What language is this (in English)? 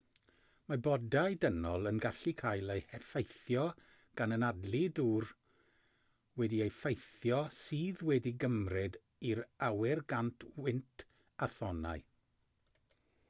Welsh